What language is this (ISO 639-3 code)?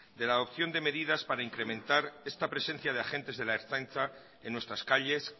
spa